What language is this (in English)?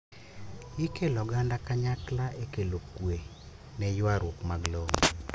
Luo (Kenya and Tanzania)